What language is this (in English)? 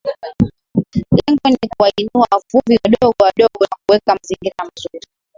Swahili